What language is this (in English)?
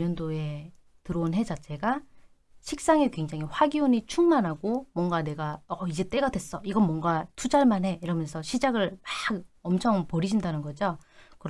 Korean